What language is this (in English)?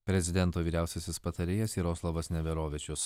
Lithuanian